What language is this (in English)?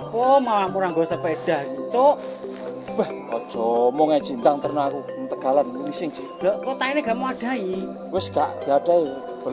Indonesian